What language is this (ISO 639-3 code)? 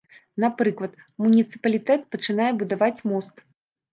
bel